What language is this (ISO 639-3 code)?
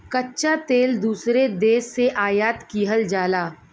bho